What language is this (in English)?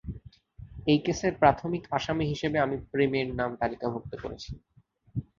Bangla